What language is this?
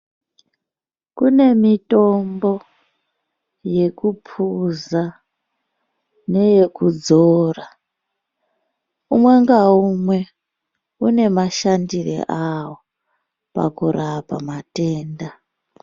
Ndau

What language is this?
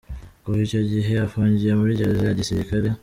Kinyarwanda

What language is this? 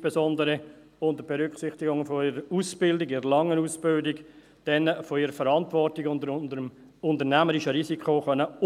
Swiss German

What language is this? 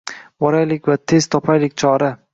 Uzbek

